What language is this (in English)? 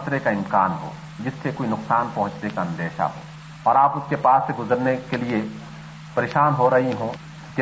Urdu